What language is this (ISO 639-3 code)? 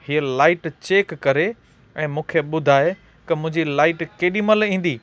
snd